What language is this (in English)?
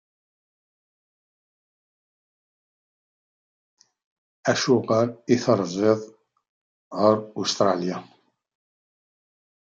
Kabyle